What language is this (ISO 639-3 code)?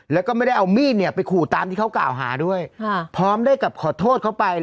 tha